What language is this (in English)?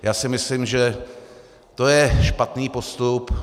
Czech